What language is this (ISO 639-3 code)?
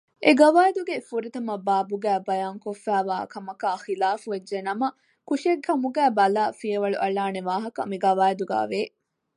div